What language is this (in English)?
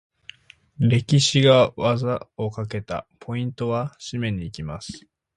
Japanese